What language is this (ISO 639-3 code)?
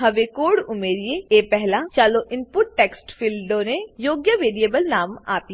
guj